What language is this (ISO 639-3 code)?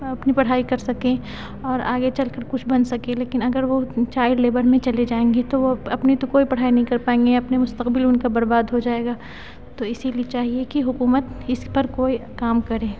urd